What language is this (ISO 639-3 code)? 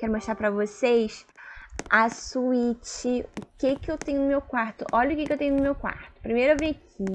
por